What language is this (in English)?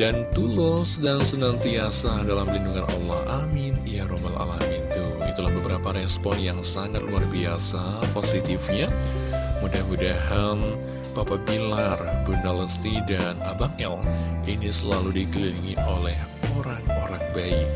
Indonesian